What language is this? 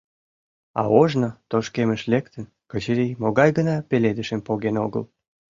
Mari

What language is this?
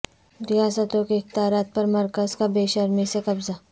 Urdu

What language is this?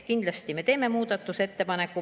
Estonian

